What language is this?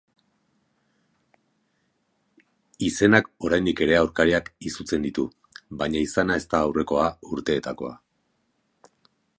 Basque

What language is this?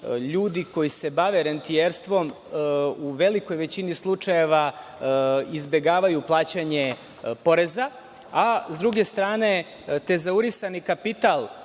Serbian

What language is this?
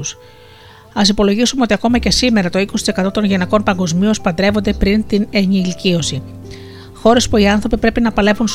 Greek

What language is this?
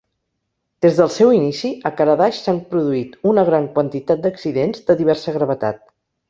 Catalan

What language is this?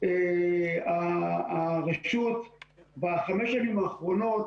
Hebrew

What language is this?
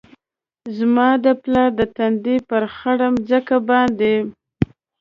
Pashto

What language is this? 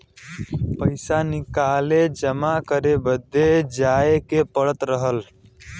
Bhojpuri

